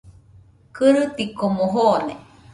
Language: Nüpode Huitoto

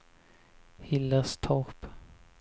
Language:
Swedish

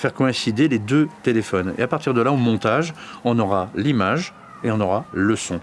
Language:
French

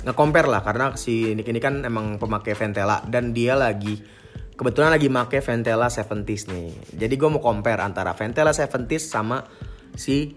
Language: Indonesian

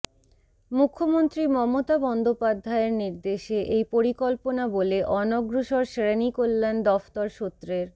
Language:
Bangla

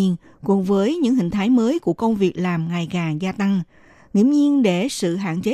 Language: Vietnamese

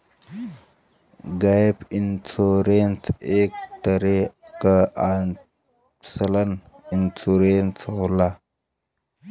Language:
Bhojpuri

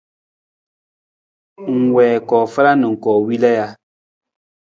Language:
Nawdm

